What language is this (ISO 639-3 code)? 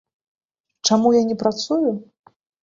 bel